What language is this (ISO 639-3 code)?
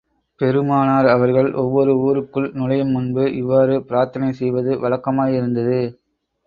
tam